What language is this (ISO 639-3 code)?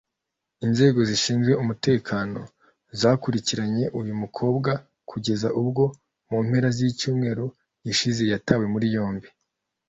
kin